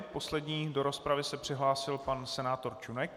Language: Czech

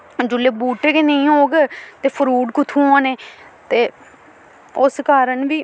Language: Dogri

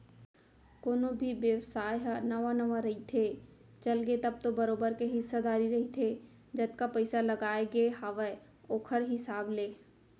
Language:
Chhattisgarhi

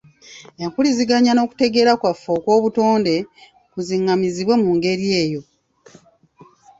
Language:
Ganda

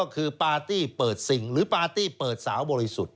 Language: Thai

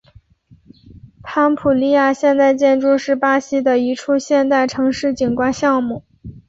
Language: Chinese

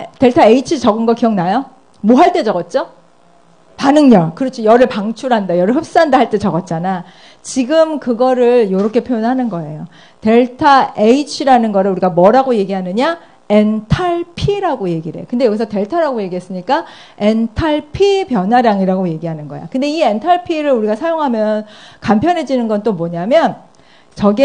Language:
Korean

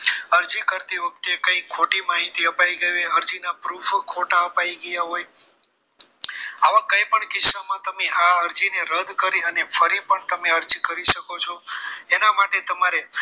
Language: Gujarati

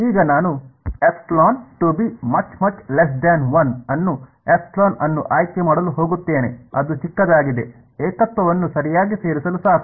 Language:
Kannada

